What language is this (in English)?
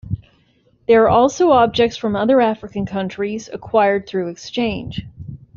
English